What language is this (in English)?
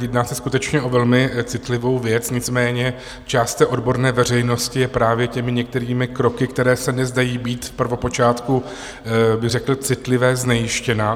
Czech